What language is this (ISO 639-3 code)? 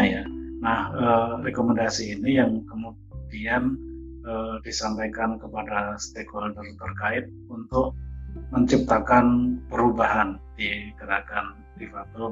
ind